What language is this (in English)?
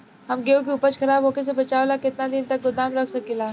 Bhojpuri